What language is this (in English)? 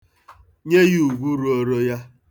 Igbo